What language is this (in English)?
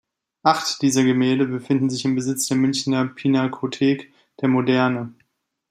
German